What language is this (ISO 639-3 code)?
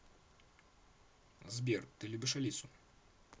rus